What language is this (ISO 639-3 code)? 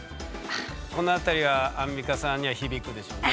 jpn